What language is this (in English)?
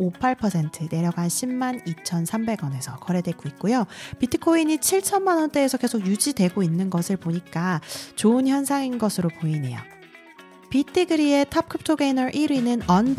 Korean